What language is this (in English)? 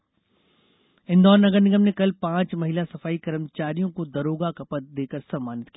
Hindi